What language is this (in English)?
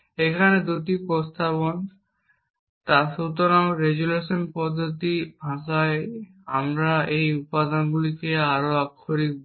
Bangla